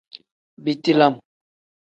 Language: Tem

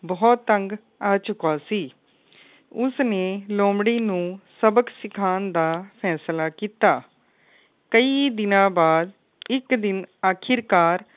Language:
Punjabi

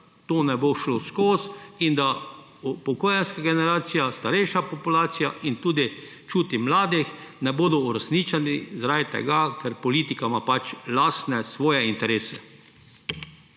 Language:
Slovenian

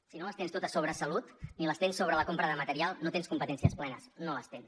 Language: Catalan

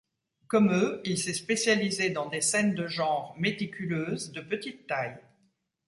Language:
French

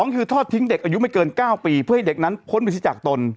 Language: Thai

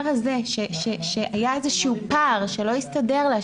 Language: Hebrew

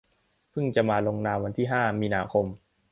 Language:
Thai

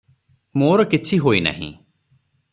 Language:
Odia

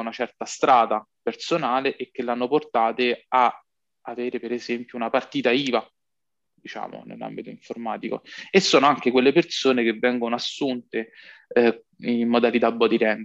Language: Italian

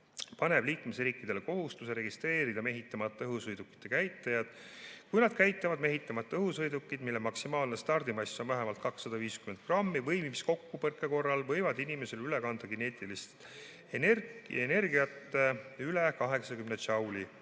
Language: Estonian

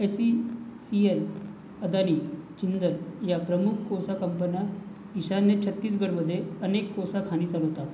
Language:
Marathi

